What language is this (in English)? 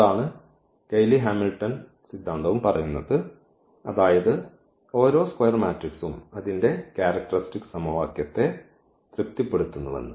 Malayalam